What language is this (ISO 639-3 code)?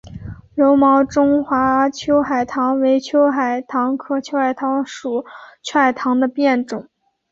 zho